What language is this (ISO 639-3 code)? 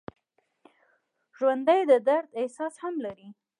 pus